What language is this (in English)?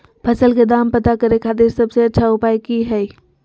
Magahi